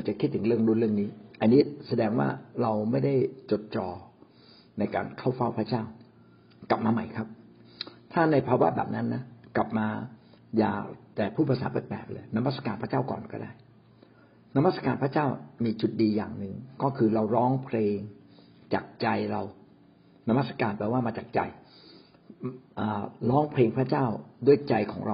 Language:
Thai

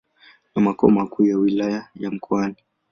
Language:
Swahili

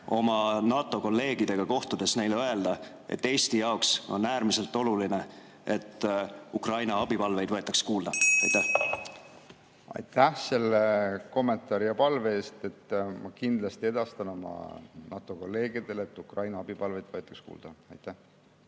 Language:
Estonian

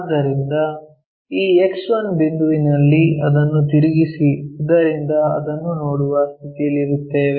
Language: Kannada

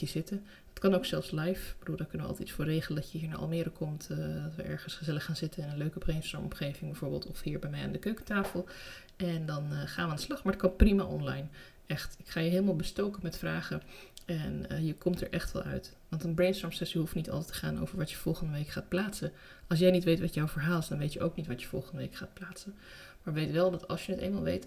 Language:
Dutch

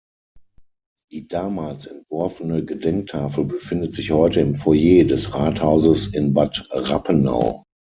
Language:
German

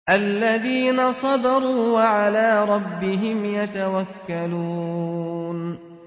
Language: Arabic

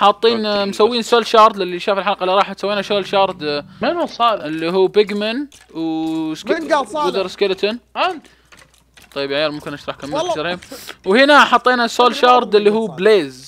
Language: Arabic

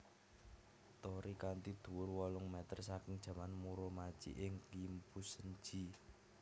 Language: Javanese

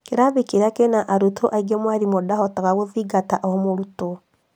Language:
Kikuyu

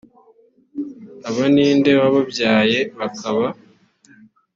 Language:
Kinyarwanda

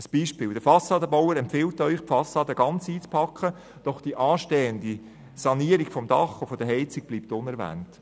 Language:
Swiss German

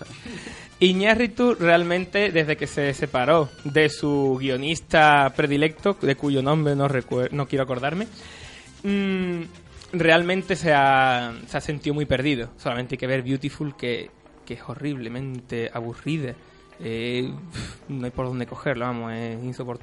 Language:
Spanish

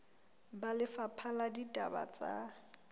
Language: Southern Sotho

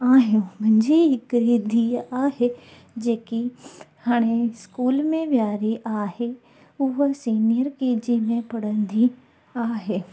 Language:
Sindhi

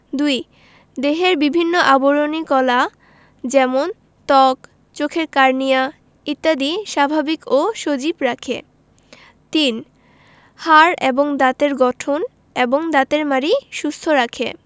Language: Bangla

